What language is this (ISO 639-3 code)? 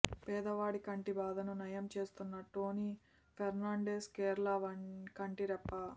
tel